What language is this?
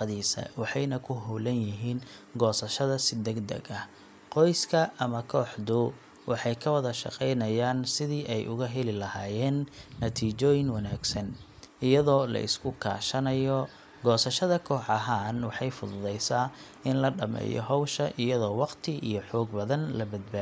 Somali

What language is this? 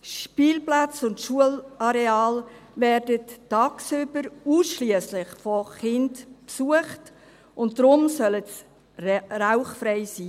Swiss German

